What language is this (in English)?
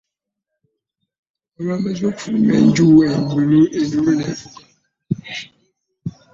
Ganda